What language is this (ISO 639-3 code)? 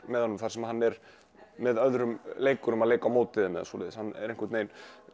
isl